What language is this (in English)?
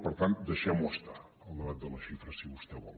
Catalan